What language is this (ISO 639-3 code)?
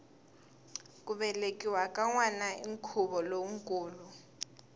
tso